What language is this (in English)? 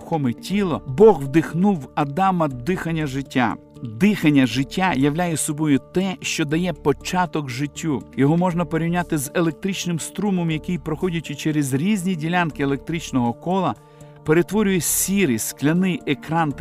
Ukrainian